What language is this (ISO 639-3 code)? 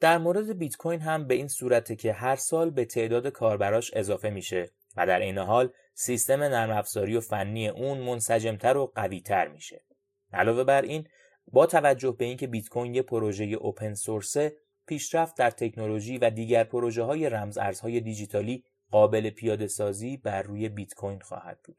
fas